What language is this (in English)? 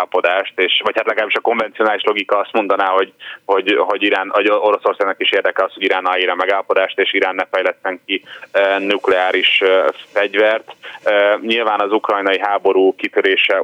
Hungarian